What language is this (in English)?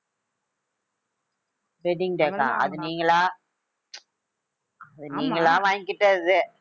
Tamil